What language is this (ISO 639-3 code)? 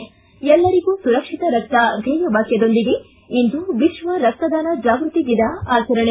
kan